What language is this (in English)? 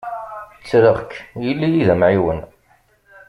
Kabyle